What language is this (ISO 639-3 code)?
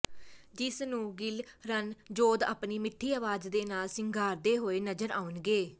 pan